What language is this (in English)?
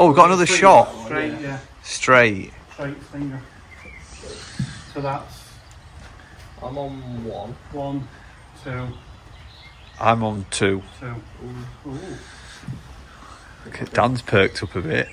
English